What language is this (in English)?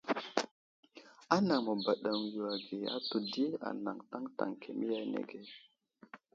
Wuzlam